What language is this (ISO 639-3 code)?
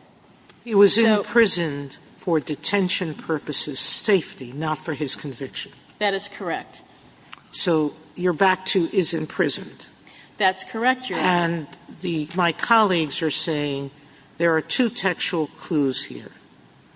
eng